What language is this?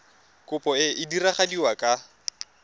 Tswana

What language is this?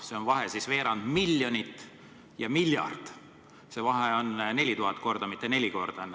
Estonian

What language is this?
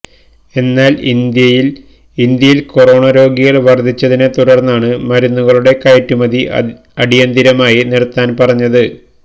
Malayalam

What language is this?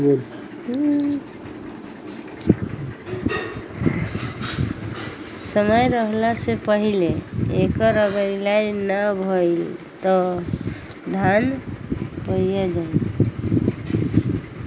Bhojpuri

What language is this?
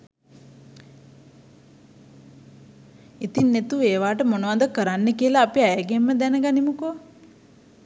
Sinhala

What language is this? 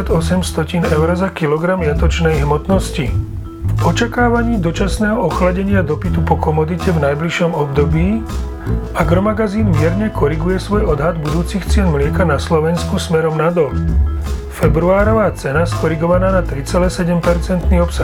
Slovak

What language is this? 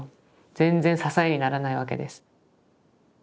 Japanese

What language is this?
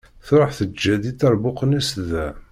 Kabyle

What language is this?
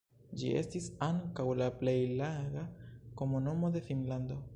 Esperanto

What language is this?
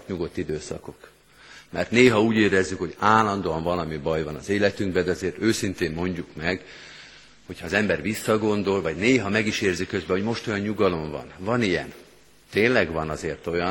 Hungarian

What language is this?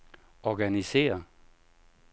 Danish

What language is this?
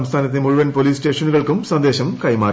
Malayalam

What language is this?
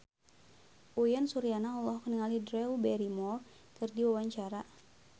Sundanese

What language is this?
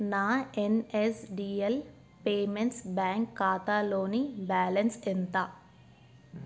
Telugu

